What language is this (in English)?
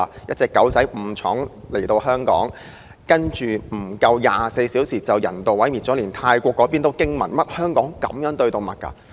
Cantonese